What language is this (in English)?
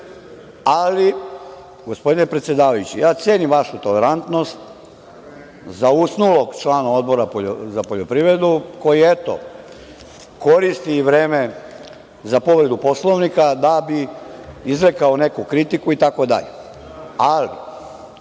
Serbian